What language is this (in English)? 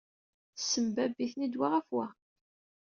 Kabyle